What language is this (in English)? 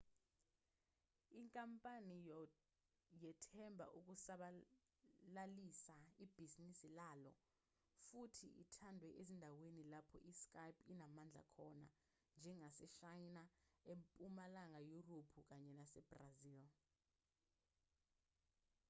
Zulu